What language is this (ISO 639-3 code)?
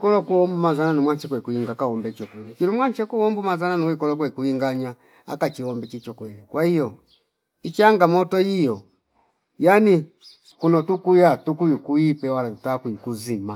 fip